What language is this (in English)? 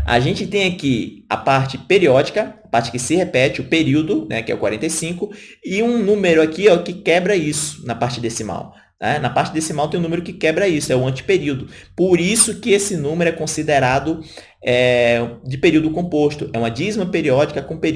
Portuguese